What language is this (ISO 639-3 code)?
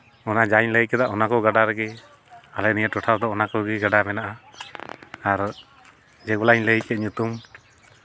sat